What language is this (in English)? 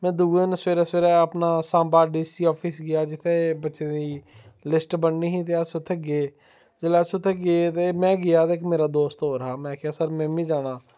Dogri